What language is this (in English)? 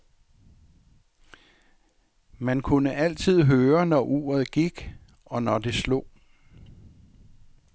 Danish